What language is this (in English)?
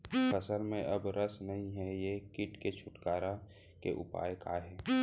Chhattisgarhi